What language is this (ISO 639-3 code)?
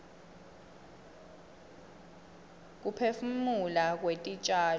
ssw